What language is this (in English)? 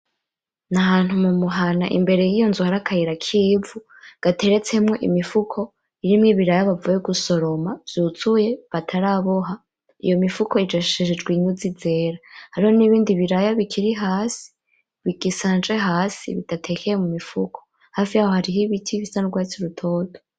Rundi